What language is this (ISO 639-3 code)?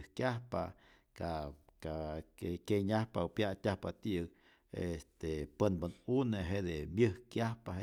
zor